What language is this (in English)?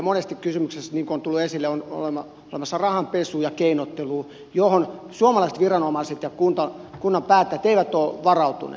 Finnish